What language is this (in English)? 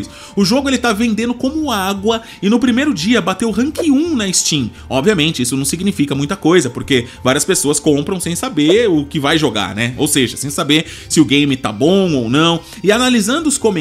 Portuguese